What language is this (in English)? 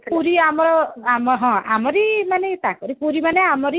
Odia